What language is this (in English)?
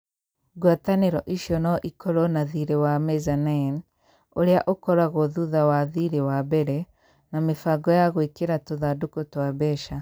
Kikuyu